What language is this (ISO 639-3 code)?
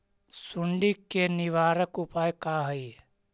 mag